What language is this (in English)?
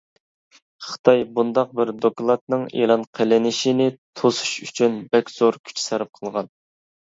Uyghur